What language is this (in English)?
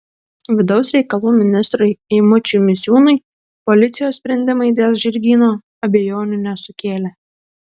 Lithuanian